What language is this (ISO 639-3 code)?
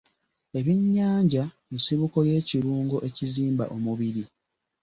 lug